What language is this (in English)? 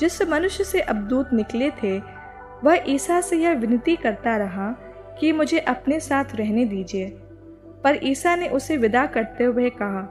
Hindi